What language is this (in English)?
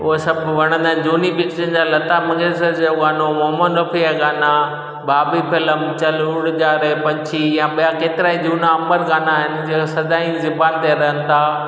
Sindhi